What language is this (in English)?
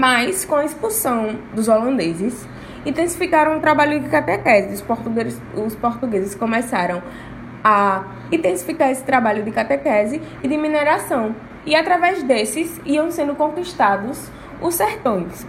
Portuguese